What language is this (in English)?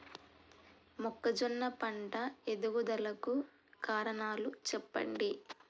Telugu